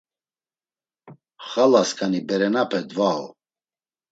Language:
Laz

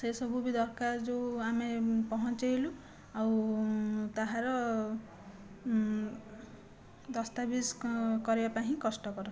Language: Odia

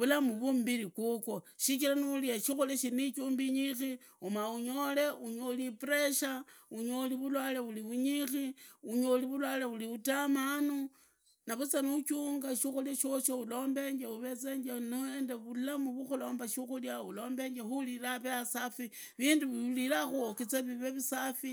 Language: Idakho-Isukha-Tiriki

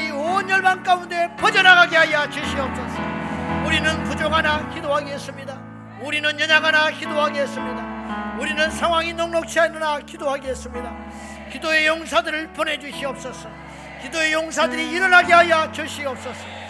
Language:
Korean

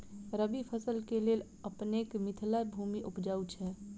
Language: Maithili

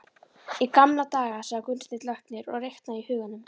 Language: Icelandic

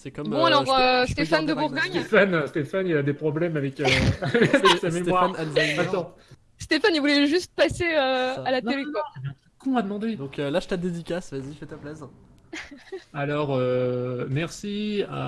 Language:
French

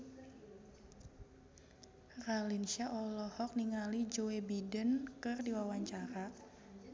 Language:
Sundanese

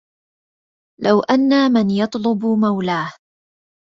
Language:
Arabic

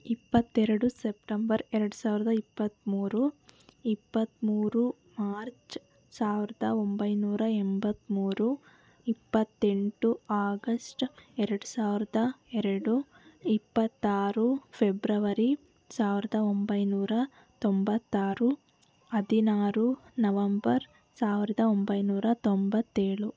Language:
Kannada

